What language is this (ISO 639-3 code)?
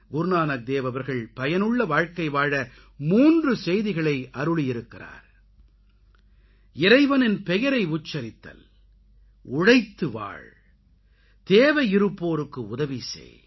tam